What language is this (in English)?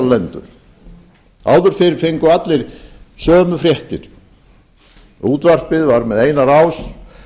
Icelandic